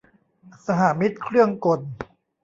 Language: Thai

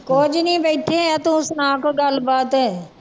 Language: Punjabi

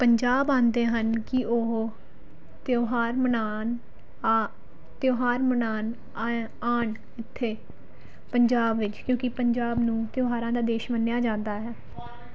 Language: Punjabi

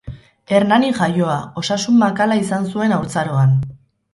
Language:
Basque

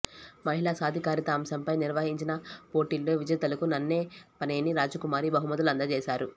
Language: Telugu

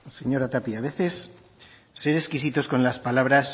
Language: Spanish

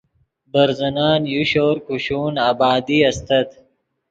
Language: Yidgha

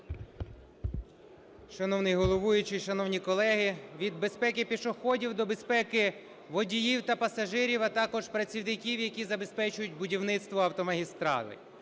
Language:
Ukrainian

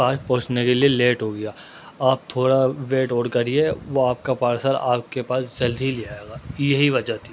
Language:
Urdu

